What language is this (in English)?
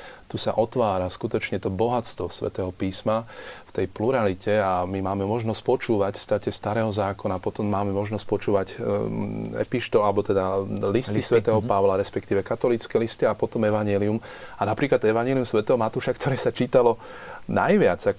Slovak